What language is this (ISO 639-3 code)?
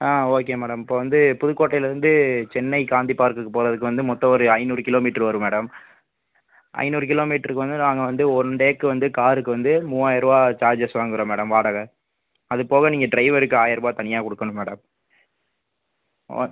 tam